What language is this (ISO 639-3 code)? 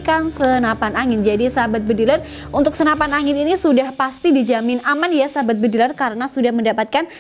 ind